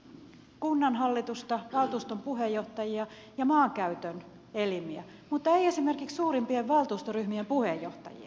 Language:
Finnish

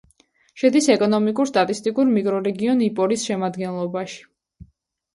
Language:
Georgian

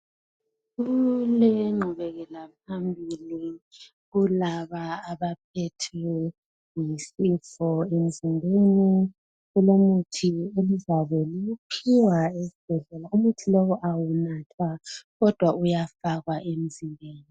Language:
North Ndebele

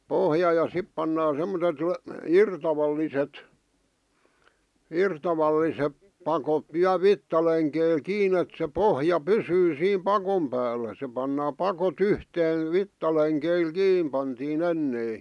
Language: Finnish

